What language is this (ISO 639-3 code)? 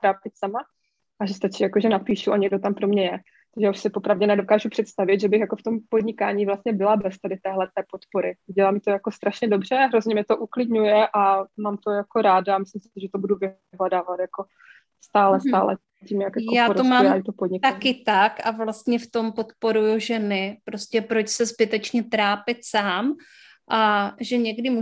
ces